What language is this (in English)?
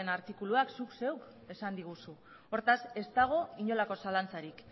Basque